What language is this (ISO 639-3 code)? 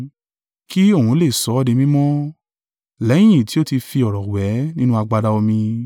yor